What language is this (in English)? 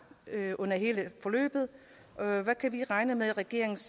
Danish